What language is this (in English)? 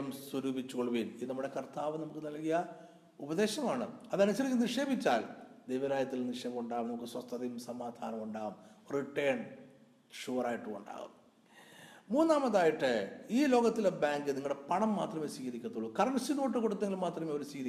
Malayalam